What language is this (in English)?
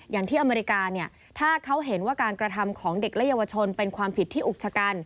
Thai